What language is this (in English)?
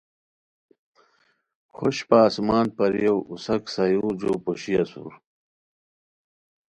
Khowar